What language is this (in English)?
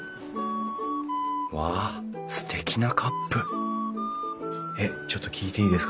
Japanese